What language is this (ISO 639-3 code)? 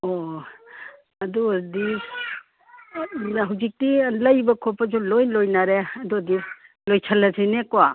mni